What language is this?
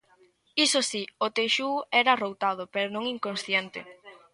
Galician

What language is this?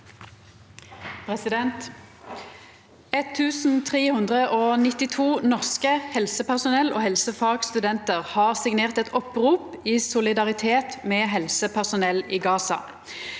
Norwegian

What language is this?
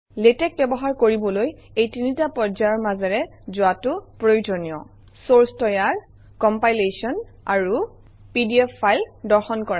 Assamese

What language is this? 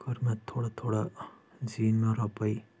Kashmiri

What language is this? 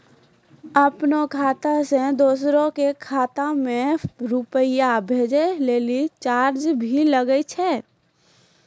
Maithili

